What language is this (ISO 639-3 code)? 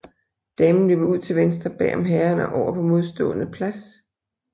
dan